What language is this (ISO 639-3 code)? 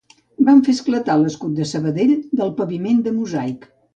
cat